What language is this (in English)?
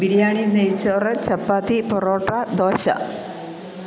Malayalam